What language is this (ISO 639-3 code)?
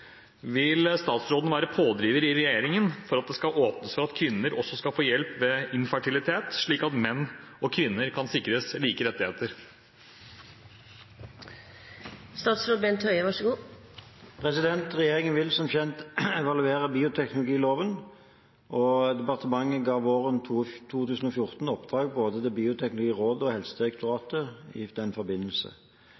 nob